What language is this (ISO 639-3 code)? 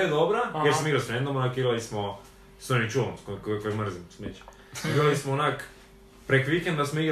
hrv